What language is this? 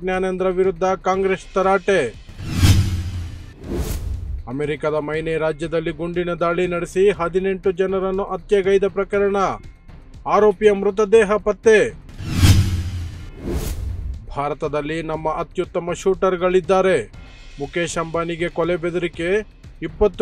Romanian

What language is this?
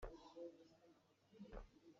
Hakha Chin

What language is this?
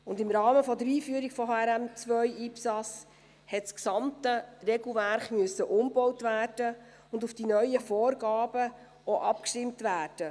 Swiss German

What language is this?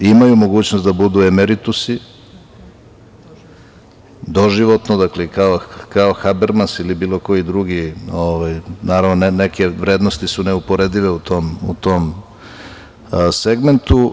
Serbian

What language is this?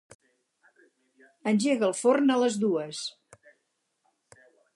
Catalan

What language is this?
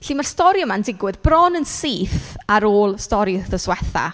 Welsh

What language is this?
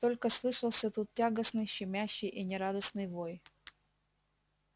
Russian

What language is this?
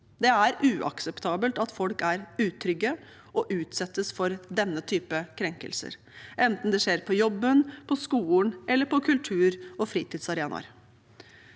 Norwegian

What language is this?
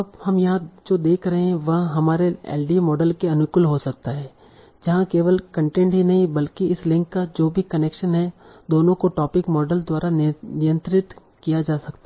Hindi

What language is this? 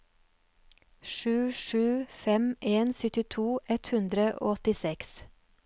Norwegian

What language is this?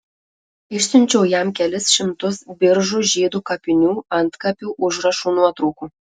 Lithuanian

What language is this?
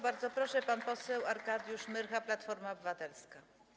Polish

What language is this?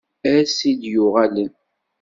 Kabyle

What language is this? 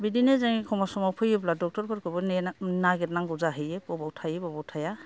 Bodo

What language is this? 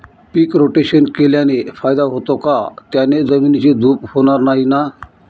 Marathi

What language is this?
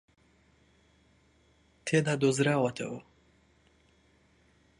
Central Kurdish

